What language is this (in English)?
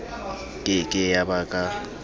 Southern Sotho